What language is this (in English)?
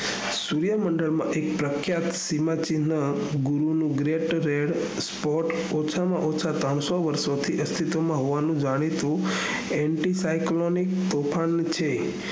Gujarati